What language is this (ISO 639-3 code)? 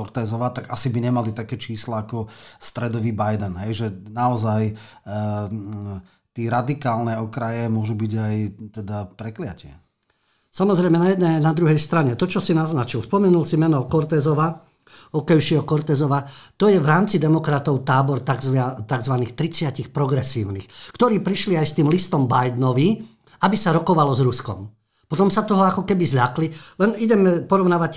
slk